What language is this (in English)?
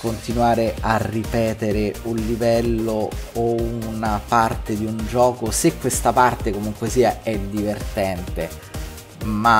Italian